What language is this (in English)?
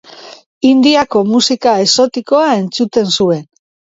Basque